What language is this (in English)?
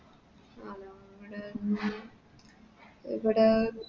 Malayalam